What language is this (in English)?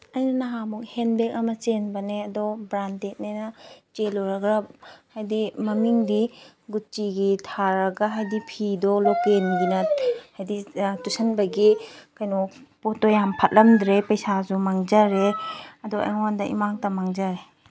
Manipuri